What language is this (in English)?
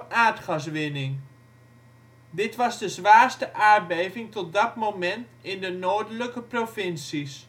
Dutch